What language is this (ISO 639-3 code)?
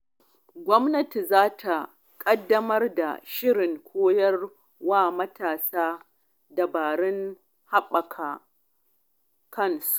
hau